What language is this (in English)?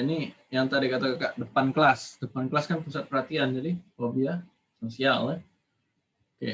Indonesian